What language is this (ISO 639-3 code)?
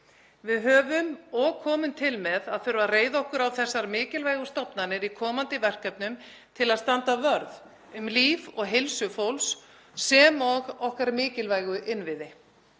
isl